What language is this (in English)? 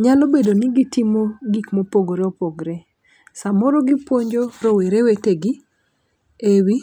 Luo (Kenya and Tanzania)